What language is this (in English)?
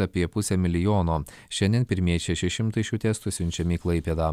Lithuanian